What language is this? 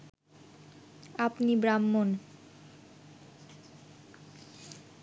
Bangla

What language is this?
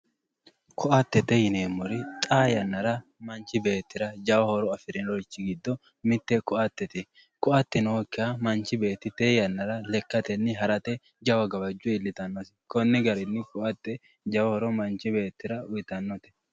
Sidamo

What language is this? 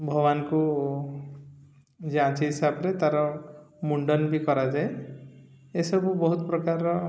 Odia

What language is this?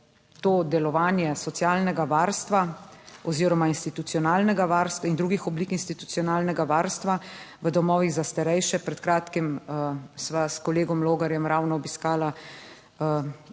Slovenian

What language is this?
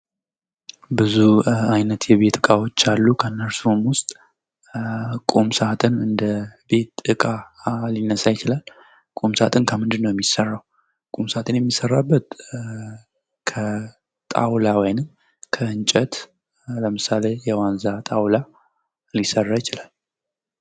Amharic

